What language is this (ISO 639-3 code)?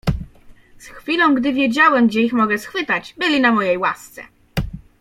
pol